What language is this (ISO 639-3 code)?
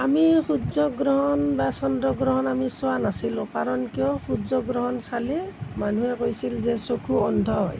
asm